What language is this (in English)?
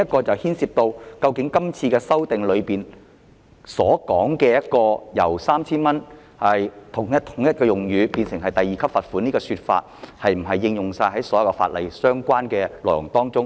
Cantonese